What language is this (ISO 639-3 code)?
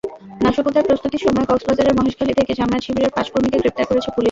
ben